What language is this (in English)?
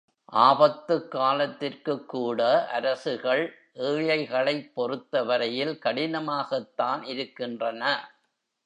Tamil